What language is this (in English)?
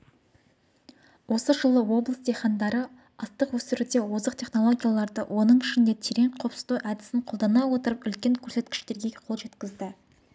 Kazakh